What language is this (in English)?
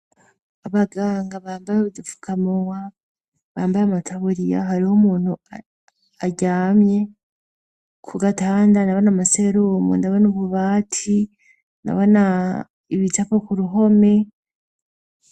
Rundi